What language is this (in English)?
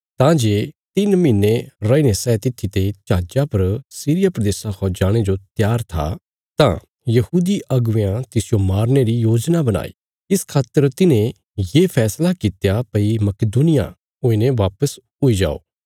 Bilaspuri